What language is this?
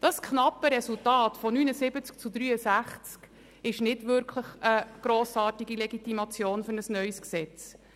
Swiss German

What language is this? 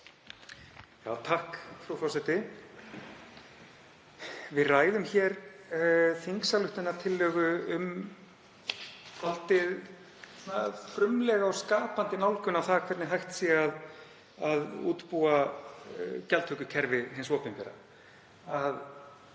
Icelandic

